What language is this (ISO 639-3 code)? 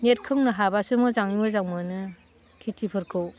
brx